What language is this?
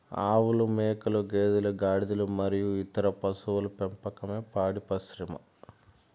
Telugu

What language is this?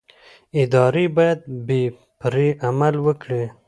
Pashto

